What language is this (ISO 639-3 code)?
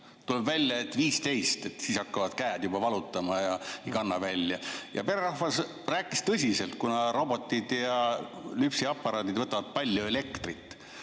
est